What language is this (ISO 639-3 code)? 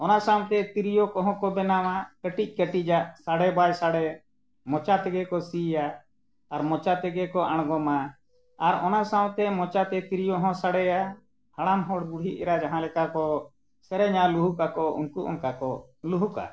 sat